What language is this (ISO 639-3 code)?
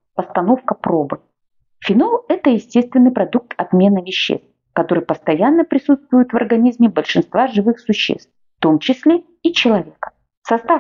rus